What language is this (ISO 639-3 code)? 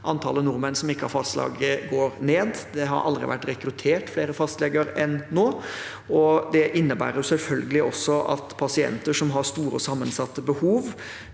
nor